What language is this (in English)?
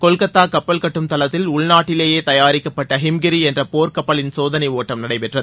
Tamil